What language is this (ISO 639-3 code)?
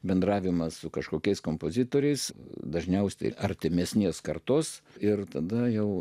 lit